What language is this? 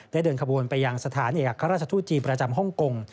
Thai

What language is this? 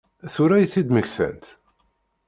Kabyle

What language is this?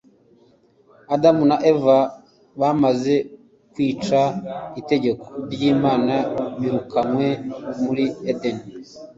Kinyarwanda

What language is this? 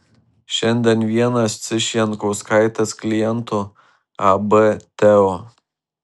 Lithuanian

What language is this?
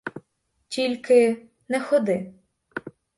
Ukrainian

